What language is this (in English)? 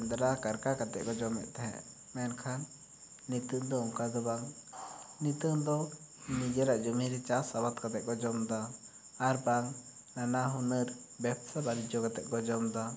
Santali